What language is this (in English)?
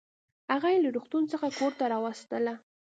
Pashto